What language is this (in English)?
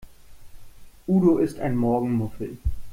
German